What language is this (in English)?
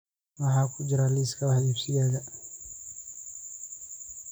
Somali